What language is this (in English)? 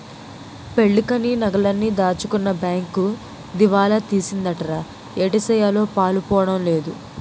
Telugu